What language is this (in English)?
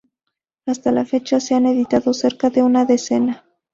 Spanish